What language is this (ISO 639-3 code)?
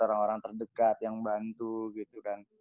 ind